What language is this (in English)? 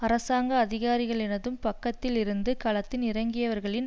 Tamil